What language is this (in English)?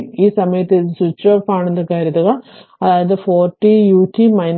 Malayalam